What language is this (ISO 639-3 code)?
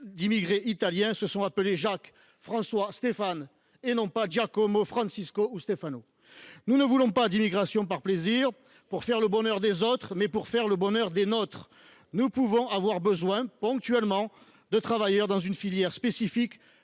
fra